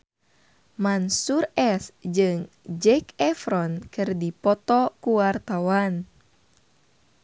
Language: Sundanese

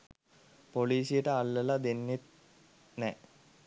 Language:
Sinhala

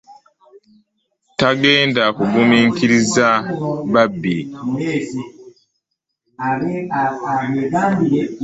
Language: Ganda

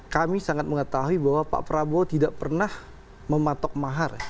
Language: Indonesian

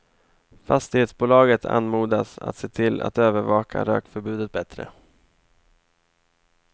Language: Swedish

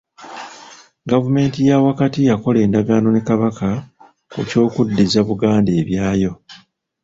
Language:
Ganda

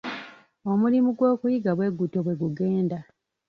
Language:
Ganda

